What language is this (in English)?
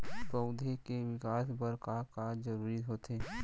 Chhattisgarhi